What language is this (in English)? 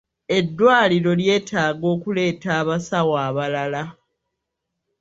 Ganda